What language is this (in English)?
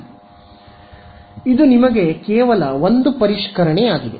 Kannada